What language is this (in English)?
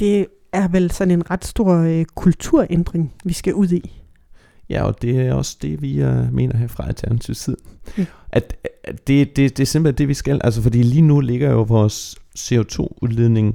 Danish